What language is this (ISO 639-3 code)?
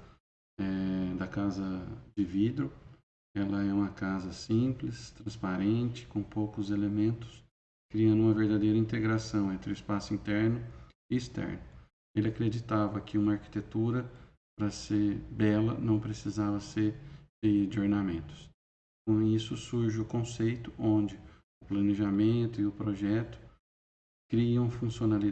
por